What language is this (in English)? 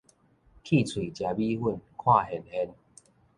Min Nan Chinese